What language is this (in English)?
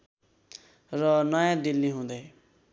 Nepali